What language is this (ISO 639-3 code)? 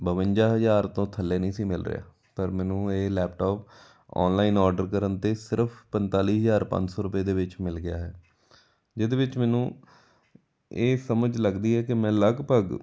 pan